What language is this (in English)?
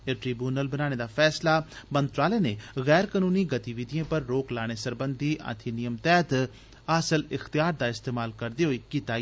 Dogri